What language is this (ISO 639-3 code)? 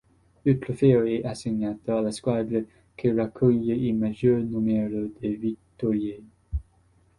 ita